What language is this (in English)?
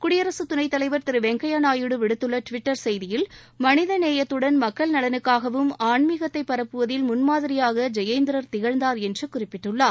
Tamil